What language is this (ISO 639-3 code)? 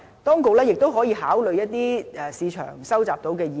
yue